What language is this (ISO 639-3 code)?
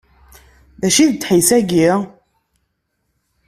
kab